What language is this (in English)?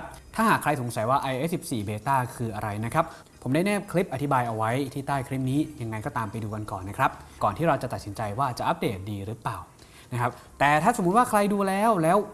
Thai